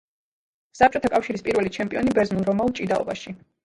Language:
Georgian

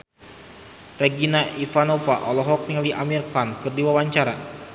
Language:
Sundanese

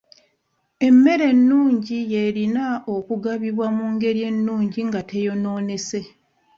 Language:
Ganda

